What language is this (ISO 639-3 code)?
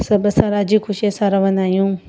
snd